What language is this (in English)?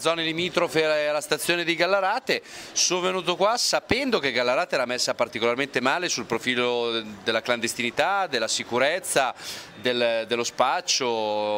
Italian